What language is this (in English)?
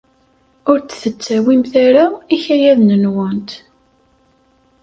Kabyle